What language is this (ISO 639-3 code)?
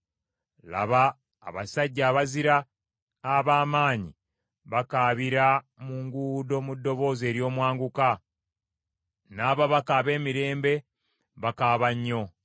lug